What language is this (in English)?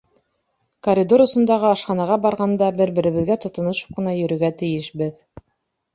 Bashkir